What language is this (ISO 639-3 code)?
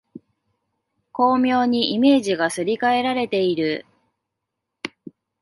jpn